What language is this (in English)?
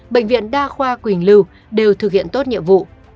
Vietnamese